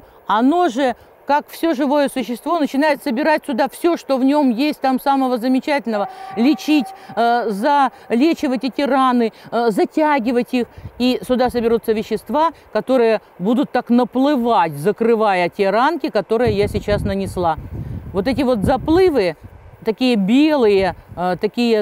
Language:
Russian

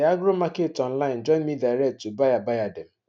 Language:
Nigerian Pidgin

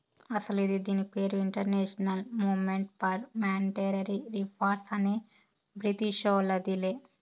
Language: Telugu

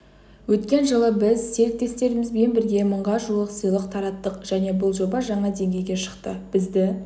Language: Kazakh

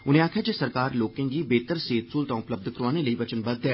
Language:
Dogri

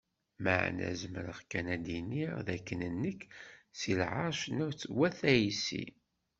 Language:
Kabyle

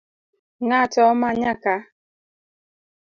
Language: Luo (Kenya and Tanzania)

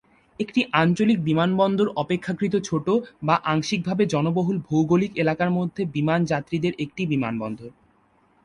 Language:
Bangla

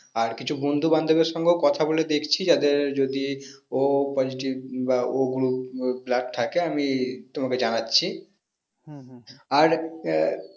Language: Bangla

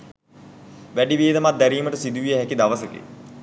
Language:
Sinhala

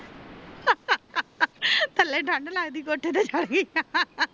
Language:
Punjabi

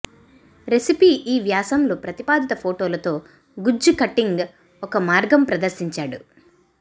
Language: Telugu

